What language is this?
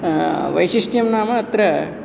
Sanskrit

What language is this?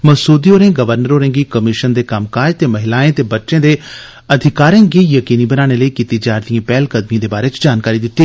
Dogri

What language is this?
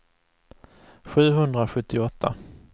Swedish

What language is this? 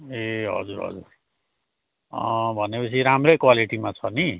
Nepali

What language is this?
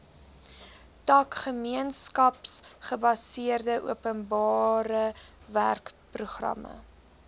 Afrikaans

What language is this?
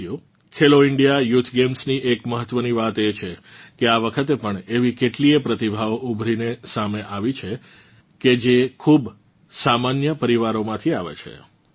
Gujarati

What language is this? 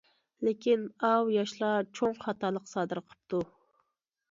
Uyghur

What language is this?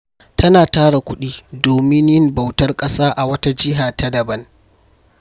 Hausa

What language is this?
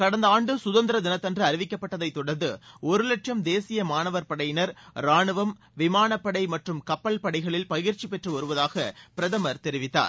Tamil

